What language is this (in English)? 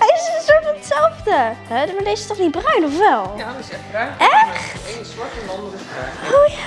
Dutch